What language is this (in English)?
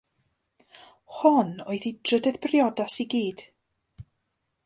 Welsh